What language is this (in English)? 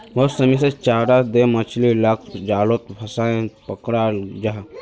Magahi